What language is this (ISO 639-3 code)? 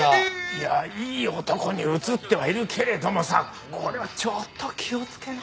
jpn